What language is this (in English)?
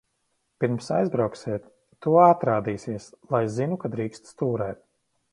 Latvian